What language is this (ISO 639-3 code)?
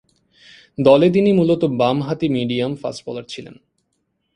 ben